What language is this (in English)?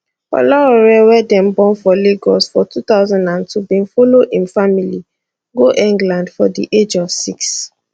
Nigerian Pidgin